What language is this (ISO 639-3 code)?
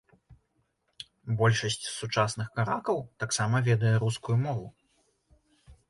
bel